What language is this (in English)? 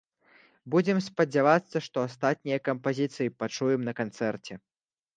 Belarusian